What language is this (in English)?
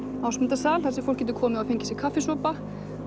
Icelandic